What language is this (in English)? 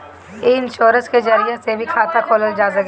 Bhojpuri